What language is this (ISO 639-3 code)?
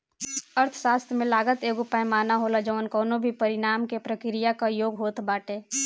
bho